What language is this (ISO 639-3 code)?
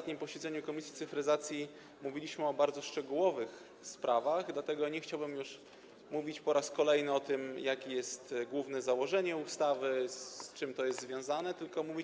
pol